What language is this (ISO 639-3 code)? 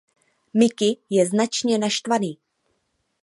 ces